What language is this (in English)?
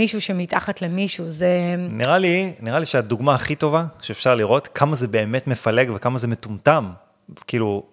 Hebrew